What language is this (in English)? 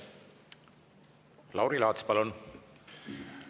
Estonian